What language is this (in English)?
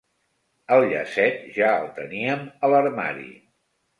Catalan